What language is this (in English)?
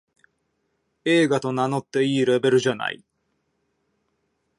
Japanese